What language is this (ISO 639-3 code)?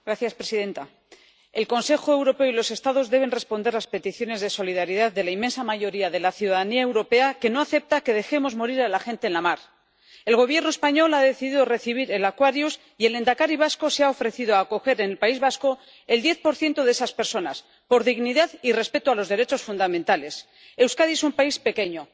spa